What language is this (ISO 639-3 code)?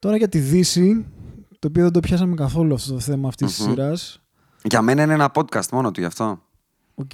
ell